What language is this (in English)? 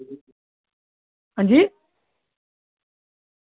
Dogri